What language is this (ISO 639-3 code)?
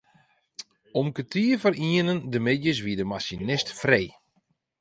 fry